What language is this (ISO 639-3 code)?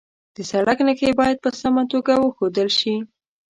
pus